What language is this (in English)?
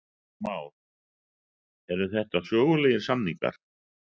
Icelandic